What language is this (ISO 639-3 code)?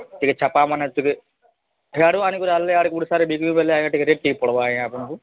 ori